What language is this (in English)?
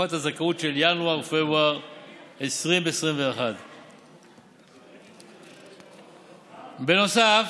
Hebrew